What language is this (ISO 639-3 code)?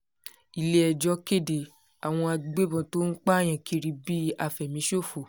yor